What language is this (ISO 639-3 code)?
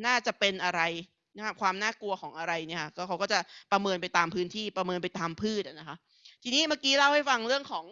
tha